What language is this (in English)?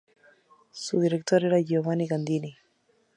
Spanish